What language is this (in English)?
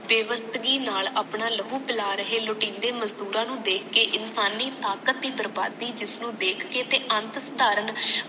Punjabi